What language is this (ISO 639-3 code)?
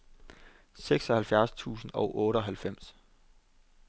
dan